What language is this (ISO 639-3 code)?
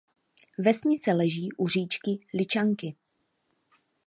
ces